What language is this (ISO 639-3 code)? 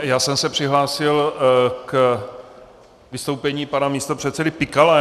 ces